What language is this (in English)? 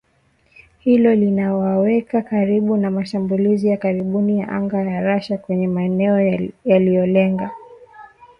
Swahili